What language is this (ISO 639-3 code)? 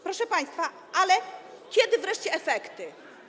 pol